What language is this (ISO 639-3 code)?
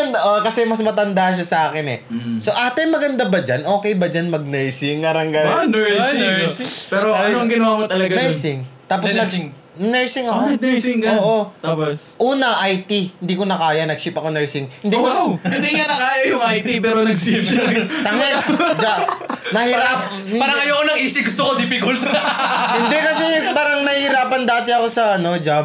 fil